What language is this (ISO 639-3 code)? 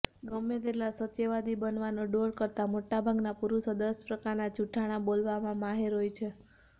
guj